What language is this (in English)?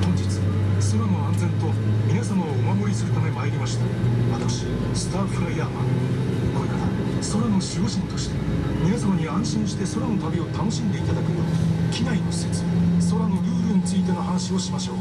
Japanese